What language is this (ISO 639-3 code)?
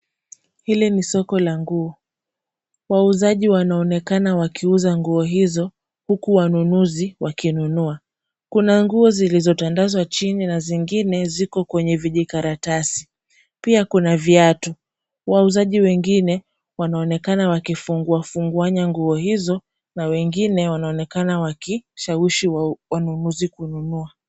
swa